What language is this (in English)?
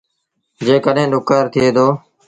Sindhi Bhil